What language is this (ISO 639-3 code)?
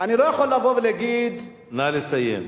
heb